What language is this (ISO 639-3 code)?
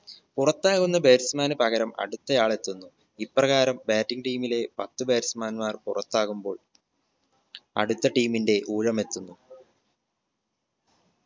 mal